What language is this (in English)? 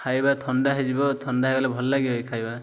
Odia